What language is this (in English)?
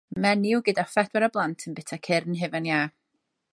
Welsh